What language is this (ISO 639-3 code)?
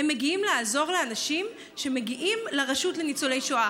heb